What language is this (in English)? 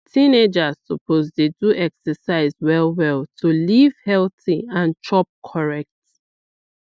Nigerian Pidgin